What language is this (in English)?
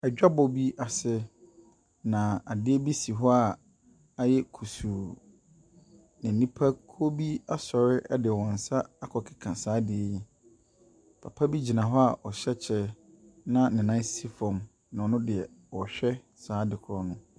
Akan